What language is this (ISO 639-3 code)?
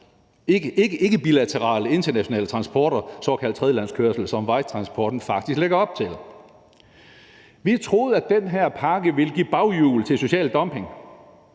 dan